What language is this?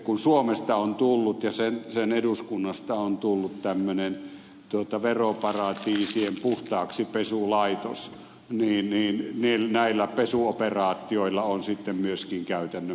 Finnish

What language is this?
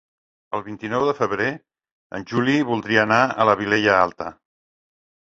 Catalan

